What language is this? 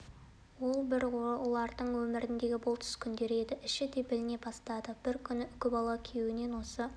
Kazakh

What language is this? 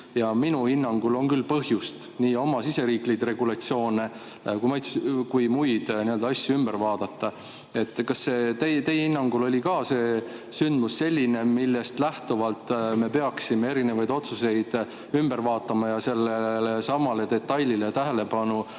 Estonian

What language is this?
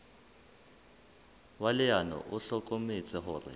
Southern Sotho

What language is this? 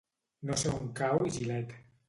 Catalan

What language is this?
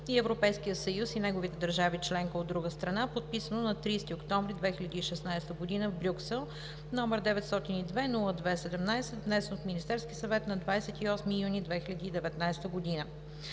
Bulgarian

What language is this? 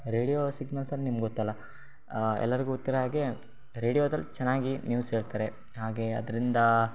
Kannada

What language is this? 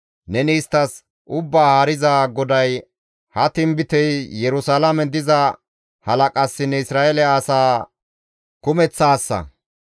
Gamo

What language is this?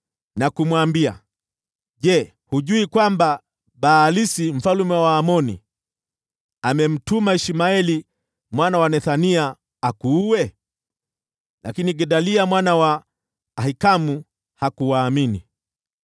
Swahili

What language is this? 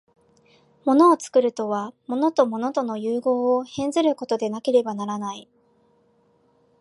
Japanese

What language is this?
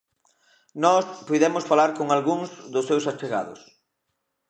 Galician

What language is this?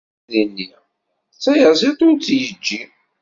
Kabyle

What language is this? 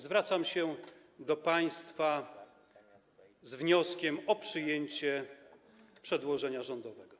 Polish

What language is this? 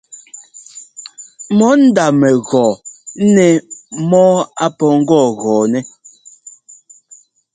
Ngomba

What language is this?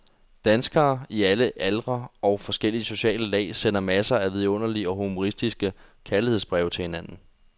Danish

